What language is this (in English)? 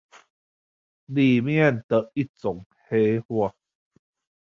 Chinese